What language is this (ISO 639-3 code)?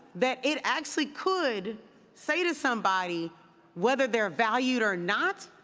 eng